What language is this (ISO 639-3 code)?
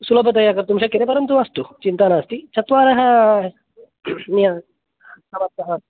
san